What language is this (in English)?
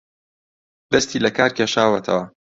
Central Kurdish